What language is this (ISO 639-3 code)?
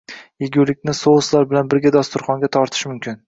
uzb